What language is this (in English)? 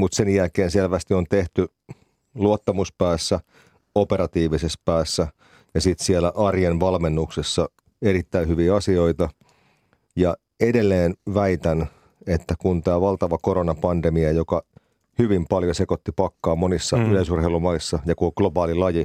Finnish